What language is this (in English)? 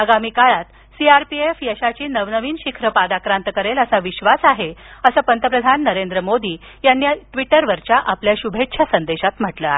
Marathi